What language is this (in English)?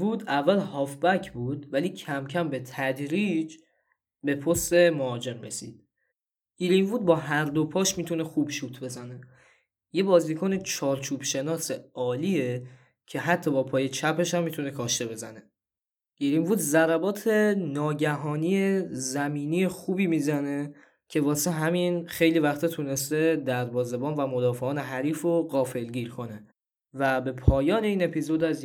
Persian